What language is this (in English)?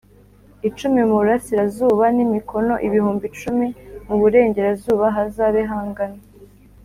Kinyarwanda